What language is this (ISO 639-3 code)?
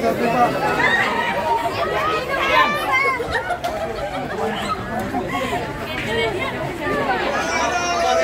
ind